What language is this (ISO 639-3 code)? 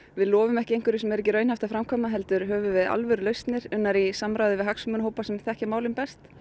isl